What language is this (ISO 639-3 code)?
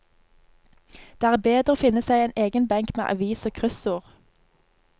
nor